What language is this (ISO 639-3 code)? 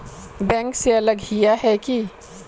mag